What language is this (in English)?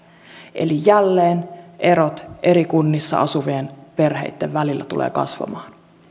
Finnish